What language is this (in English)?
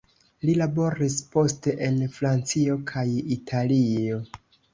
Esperanto